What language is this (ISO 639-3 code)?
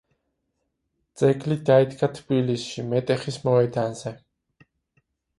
kat